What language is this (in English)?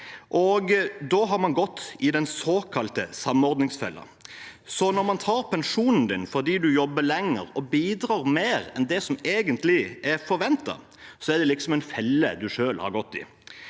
Norwegian